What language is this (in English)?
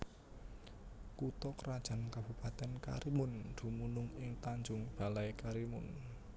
Javanese